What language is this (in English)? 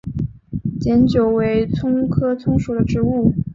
Chinese